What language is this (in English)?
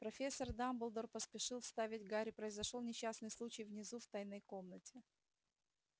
Russian